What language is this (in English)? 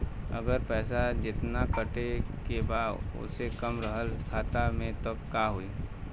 Bhojpuri